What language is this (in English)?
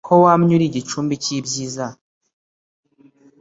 Kinyarwanda